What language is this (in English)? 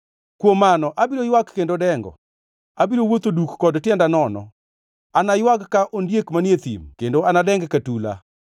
Luo (Kenya and Tanzania)